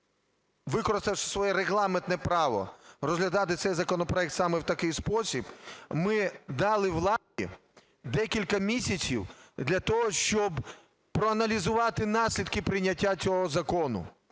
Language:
Ukrainian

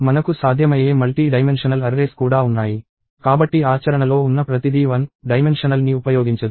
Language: Telugu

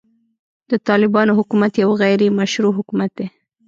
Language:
Pashto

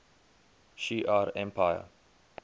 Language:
English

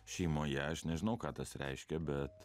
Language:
Lithuanian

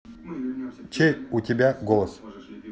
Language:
Russian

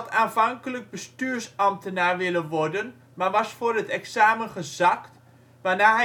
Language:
Dutch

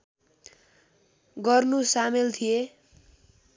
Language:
Nepali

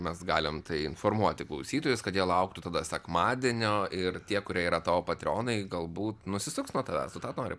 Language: Lithuanian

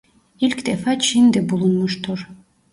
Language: Turkish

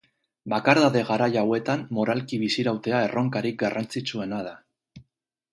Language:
Basque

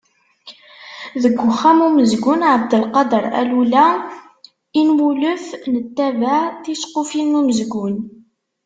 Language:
Kabyle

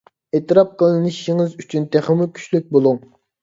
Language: Uyghur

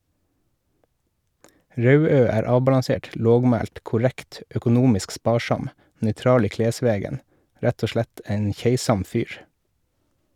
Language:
Norwegian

